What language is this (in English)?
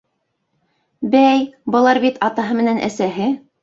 Bashkir